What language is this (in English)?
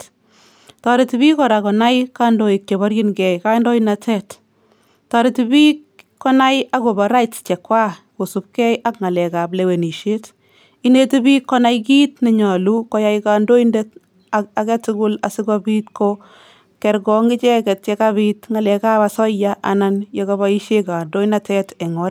Kalenjin